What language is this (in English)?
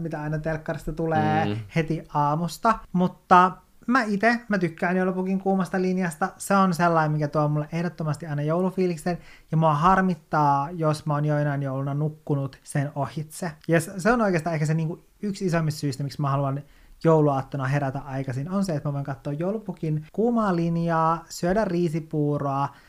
Finnish